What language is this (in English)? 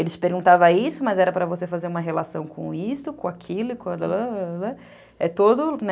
Portuguese